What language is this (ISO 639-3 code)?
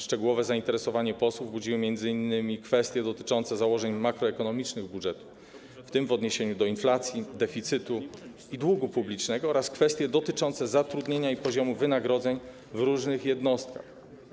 pol